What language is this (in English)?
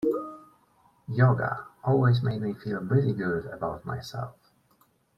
English